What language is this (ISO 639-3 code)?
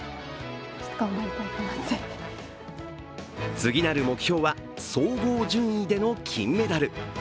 jpn